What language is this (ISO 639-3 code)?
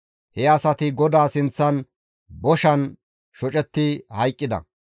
gmv